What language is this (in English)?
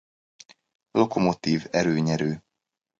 Hungarian